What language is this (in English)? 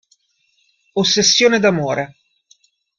Italian